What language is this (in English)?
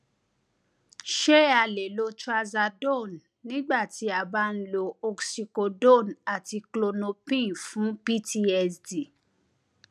Yoruba